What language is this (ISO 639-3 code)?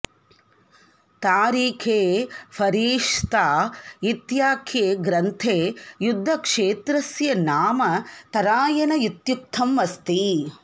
san